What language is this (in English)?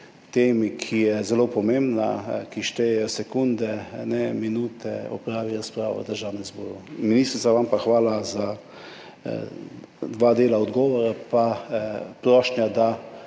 Slovenian